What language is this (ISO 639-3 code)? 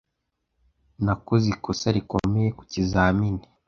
kin